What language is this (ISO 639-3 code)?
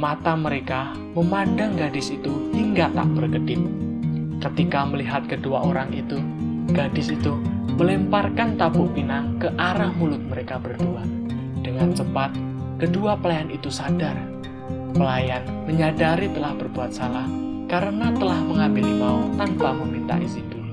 ind